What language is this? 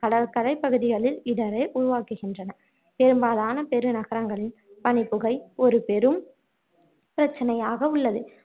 Tamil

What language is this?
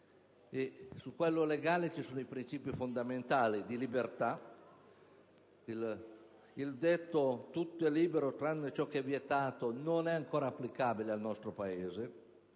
Italian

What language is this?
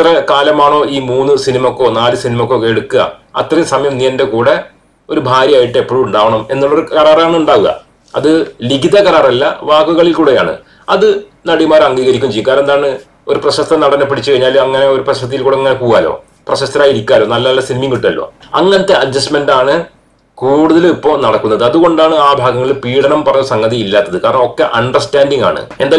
Malayalam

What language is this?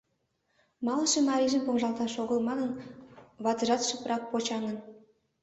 Mari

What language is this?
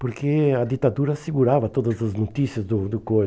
Portuguese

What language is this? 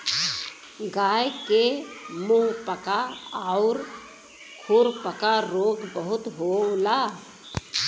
Bhojpuri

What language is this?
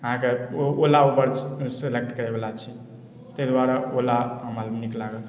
Maithili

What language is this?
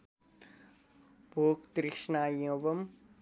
Nepali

